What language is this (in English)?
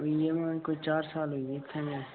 Dogri